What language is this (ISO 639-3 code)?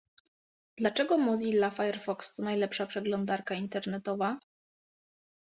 pol